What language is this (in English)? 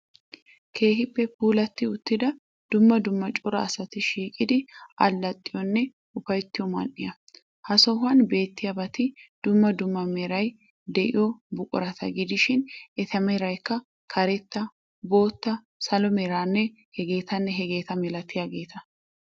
Wolaytta